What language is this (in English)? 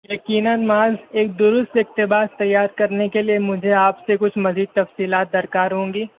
Urdu